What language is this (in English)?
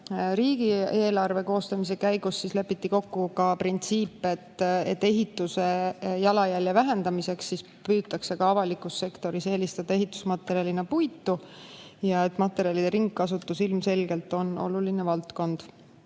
Estonian